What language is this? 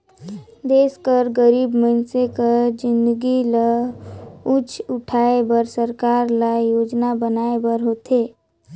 Chhattisgarhi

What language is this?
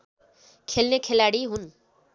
Nepali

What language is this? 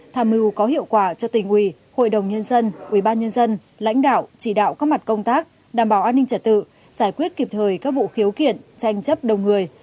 Vietnamese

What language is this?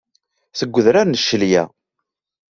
Kabyle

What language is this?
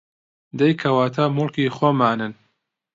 Central Kurdish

